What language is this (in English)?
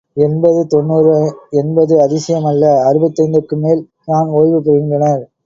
Tamil